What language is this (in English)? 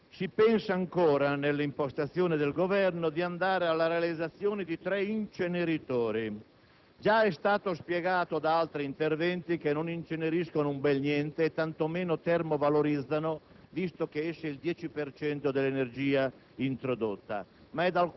Italian